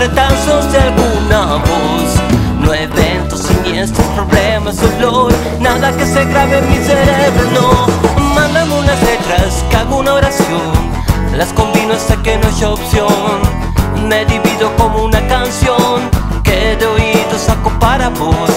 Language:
Romanian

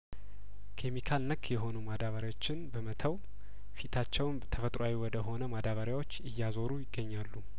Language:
Amharic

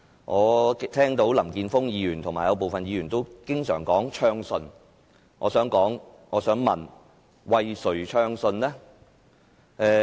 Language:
Cantonese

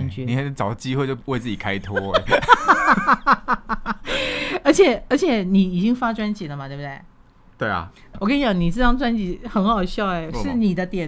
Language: Chinese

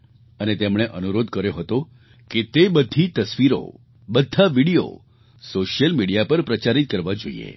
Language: Gujarati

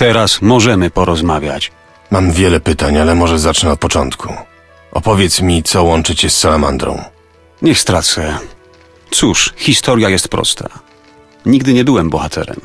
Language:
Polish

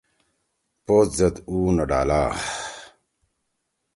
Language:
Torwali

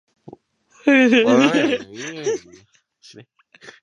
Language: Japanese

